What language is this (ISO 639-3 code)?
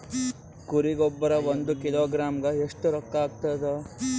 kan